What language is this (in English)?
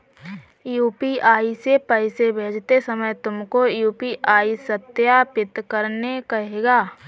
Hindi